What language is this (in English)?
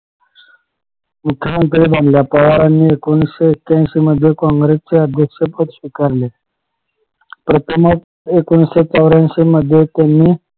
Marathi